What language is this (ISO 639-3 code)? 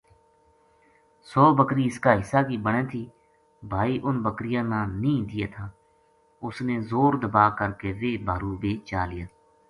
gju